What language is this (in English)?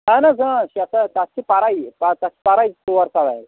Kashmiri